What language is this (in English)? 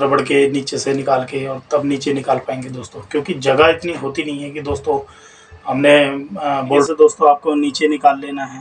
Hindi